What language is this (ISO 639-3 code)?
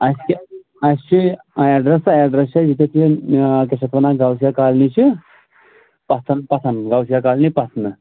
kas